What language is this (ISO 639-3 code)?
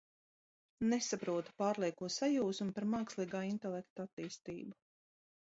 lav